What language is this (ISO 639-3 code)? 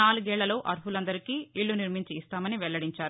tel